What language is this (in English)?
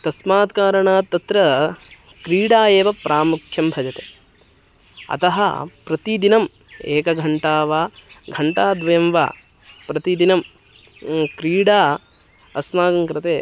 Sanskrit